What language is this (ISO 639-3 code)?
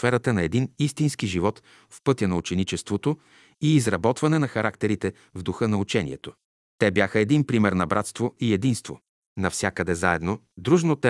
bul